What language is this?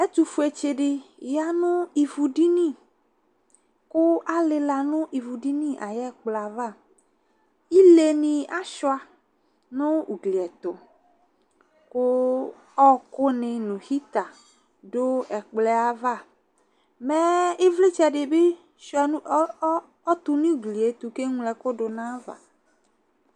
Ikposo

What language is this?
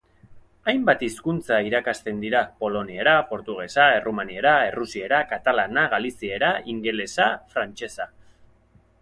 Basque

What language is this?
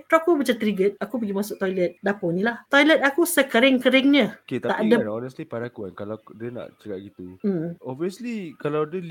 Malay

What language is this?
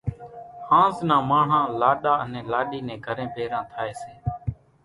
Kachi Koli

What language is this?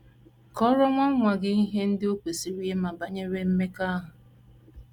Igbo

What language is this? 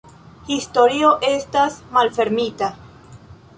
Esperanto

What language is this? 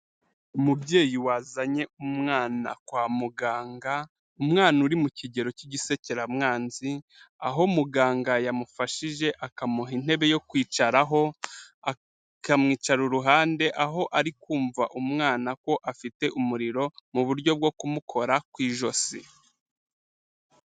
Kinyarwanda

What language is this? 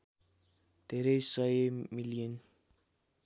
Nepali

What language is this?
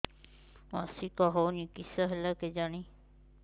Odia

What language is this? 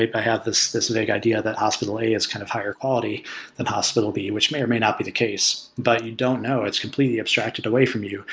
English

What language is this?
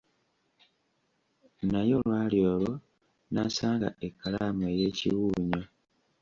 Ganda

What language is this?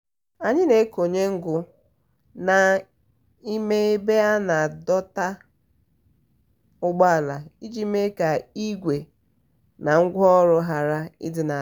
Igbo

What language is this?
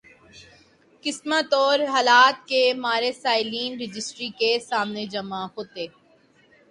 Urdu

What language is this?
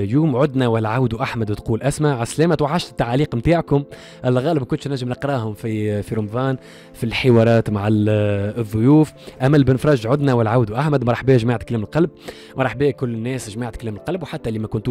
Arabic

